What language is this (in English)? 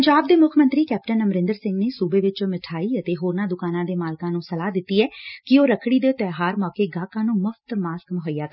Punjabi